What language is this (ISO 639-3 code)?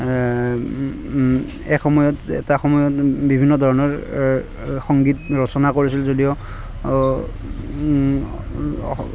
asm